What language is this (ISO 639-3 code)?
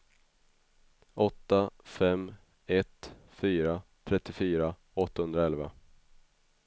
swe